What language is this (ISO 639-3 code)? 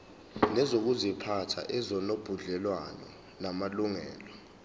zul